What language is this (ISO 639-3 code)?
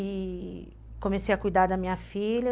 por